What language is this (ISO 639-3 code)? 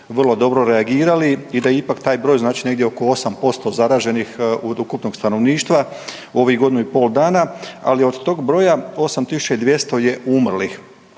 hrv